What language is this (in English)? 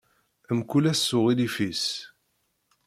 Kabyle